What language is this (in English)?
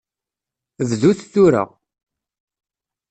Kabyle